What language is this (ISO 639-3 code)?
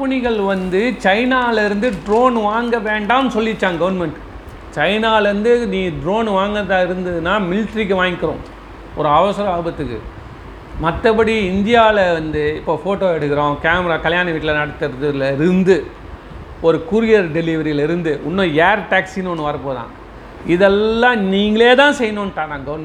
tam